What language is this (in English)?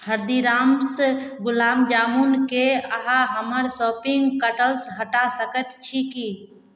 Maithili